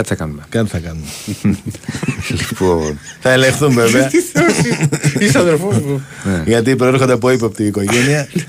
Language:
Greek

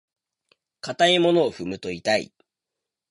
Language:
Japanese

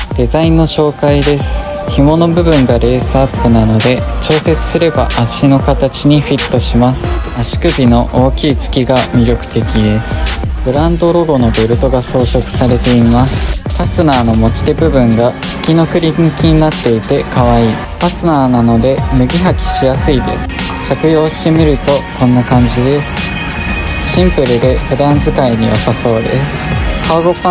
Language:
Japanese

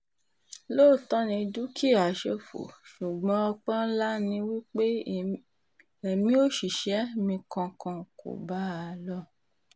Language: Yoruba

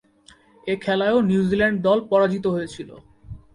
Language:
Bangla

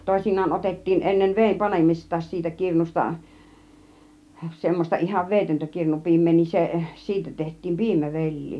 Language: Finnish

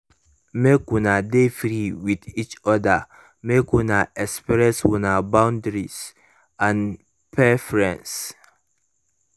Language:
Nigerian Pidgin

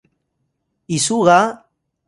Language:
Atayal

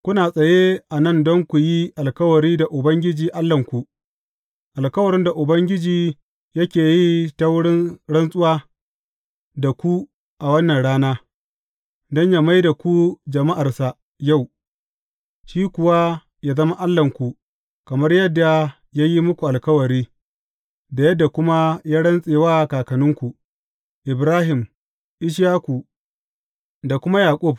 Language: Hausa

